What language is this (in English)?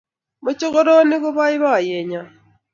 Kalenjin